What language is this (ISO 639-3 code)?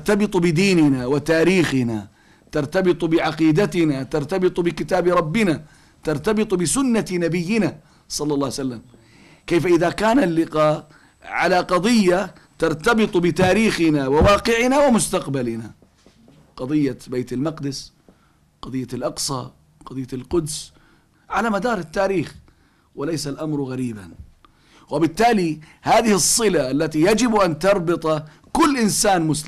ara